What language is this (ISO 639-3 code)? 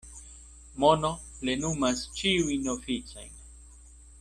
epo